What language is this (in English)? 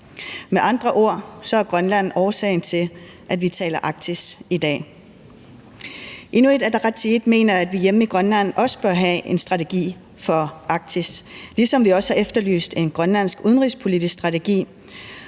Danish